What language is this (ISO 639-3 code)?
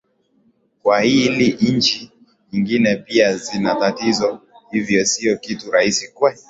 swa